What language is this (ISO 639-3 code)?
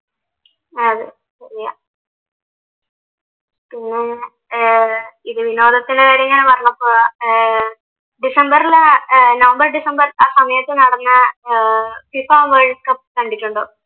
mal